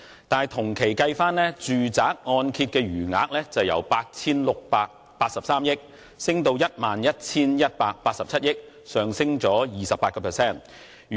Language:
Cantonese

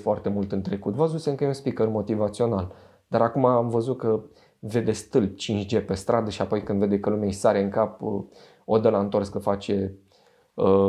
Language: Romanian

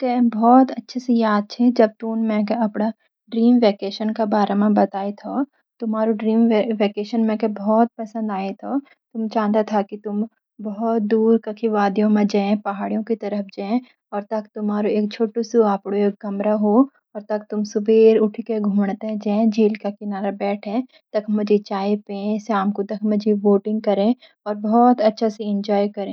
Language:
Garhwali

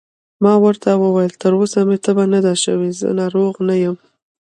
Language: Pashto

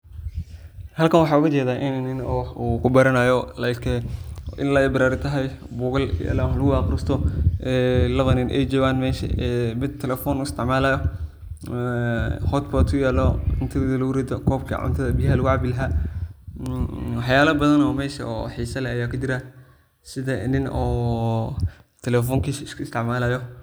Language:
Somali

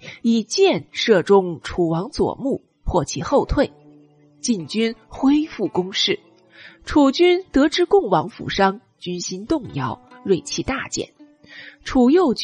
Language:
Chinese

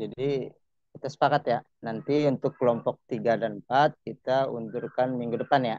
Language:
Indonesian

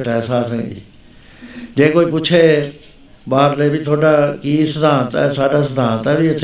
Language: Punjabi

